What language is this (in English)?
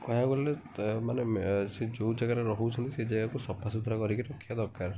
Odia